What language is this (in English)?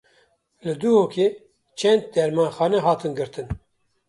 Kurdish